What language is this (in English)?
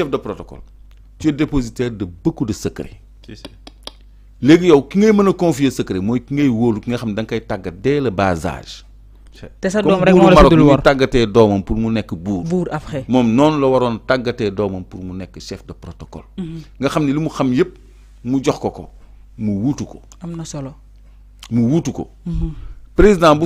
French